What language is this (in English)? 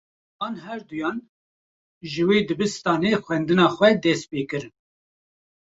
Kurdish